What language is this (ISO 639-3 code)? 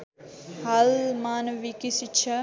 nep